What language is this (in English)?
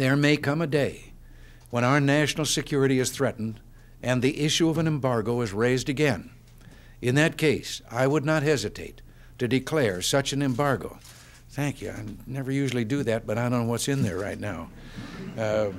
English